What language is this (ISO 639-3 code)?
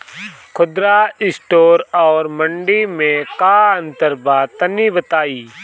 bho